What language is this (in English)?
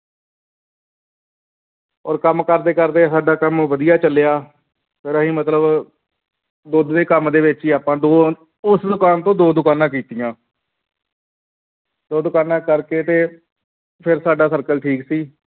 Punjabi